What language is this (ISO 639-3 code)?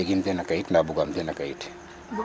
srr